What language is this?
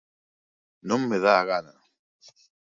Galician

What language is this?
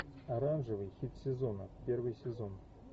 Russian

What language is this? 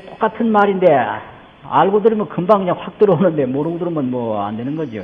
Korean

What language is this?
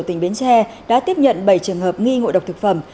Vietnamese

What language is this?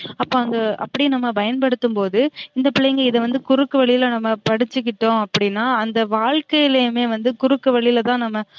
Tamil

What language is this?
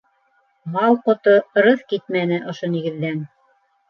Bashkir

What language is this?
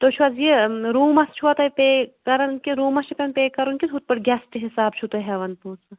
Kashmiri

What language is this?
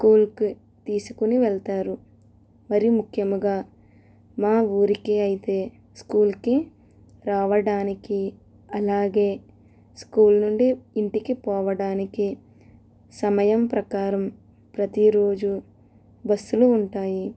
Telugu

